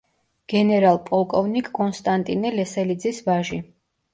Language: Georgian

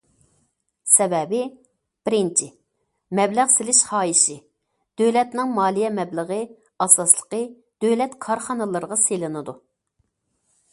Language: Uyghur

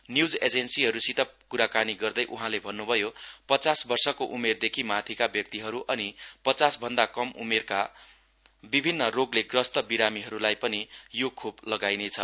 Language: Nepali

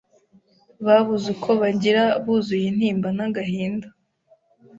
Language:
Kinyarwanda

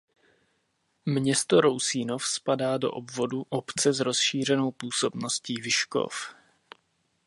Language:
Czech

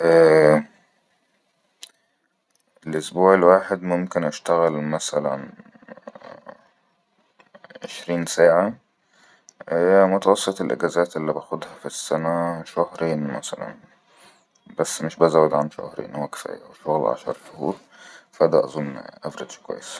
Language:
Egyptian Arabic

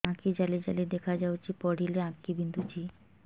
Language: Odia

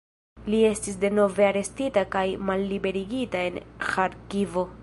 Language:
Esperanto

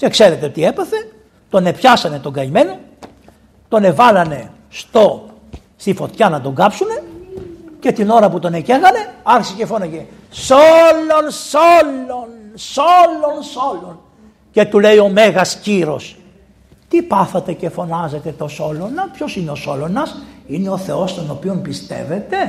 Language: Greek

